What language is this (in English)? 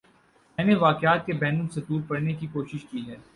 Urdu